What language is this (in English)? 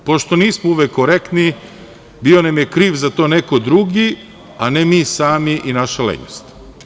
Serbian